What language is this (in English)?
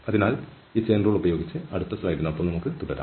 Malayalam